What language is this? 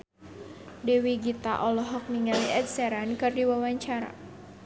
Sundanese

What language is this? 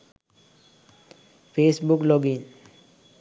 Sinhala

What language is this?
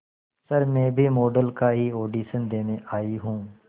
Hindi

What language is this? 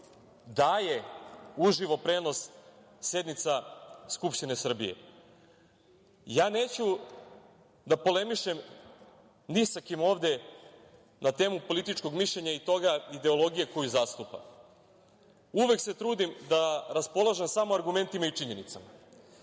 Serbian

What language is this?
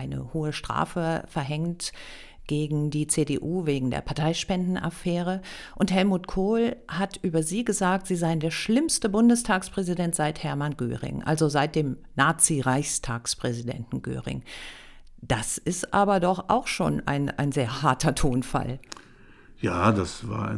German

